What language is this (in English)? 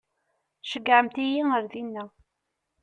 Kabyle